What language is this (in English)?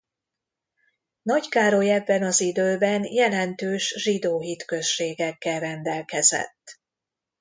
Hungarian